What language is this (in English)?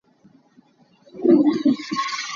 Hakha Chin